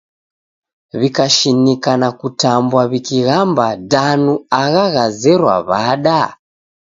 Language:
Taita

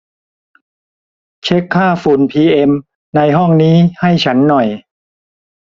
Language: Thai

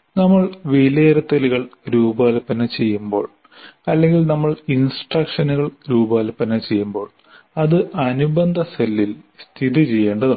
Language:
Malayalam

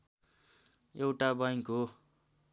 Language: Nepali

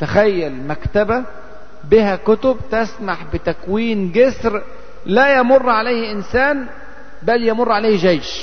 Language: Arabic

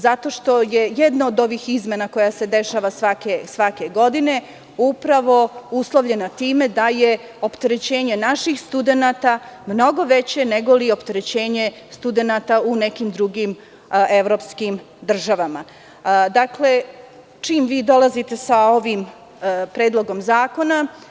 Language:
Serbian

